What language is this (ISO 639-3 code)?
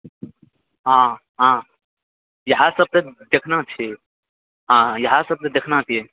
mai